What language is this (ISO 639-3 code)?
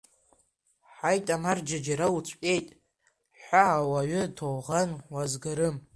abk